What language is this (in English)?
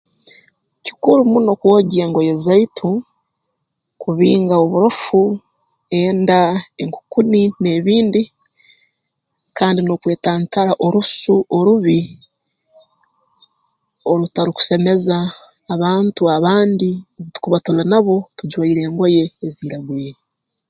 Tooro